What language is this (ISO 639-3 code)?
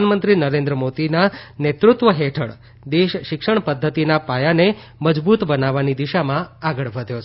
guj